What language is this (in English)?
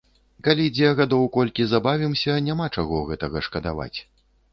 Belarusian